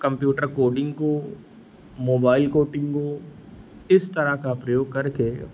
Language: Hindi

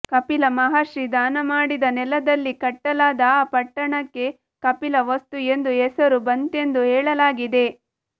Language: Kannada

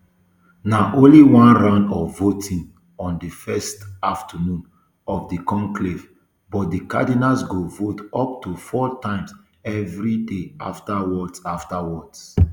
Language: Nigerian Pidgin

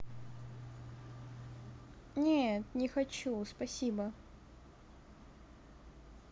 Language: Russian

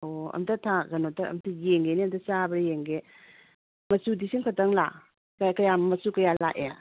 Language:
Manipuri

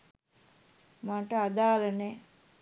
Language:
Sinhala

